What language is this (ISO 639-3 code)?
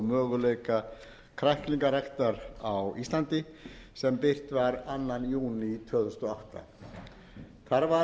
isl